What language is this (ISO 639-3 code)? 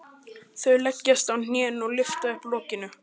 isl